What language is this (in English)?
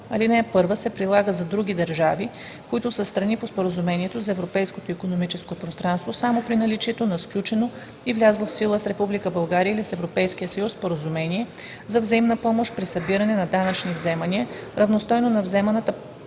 Bulgarian